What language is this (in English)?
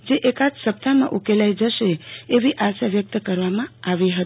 Gujarati